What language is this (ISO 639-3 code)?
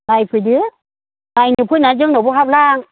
brx